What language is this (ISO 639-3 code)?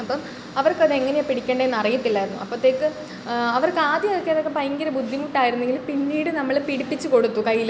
mal